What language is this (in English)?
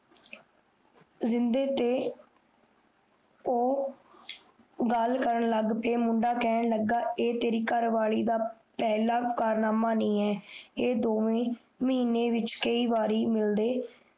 Punjabi